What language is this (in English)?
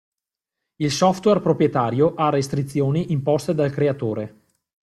Italian